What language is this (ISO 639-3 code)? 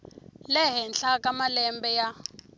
tso